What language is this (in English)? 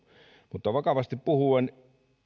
Finnish